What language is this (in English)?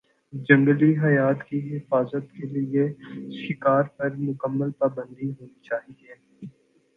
Urdu